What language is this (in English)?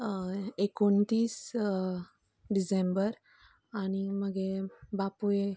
Konkani